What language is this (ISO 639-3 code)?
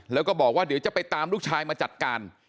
tha